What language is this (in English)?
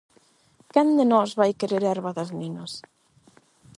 Galician